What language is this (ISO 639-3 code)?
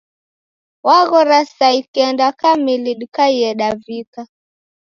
dav